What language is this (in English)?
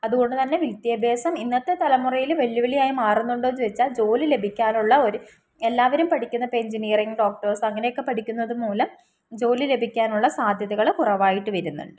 Malayalam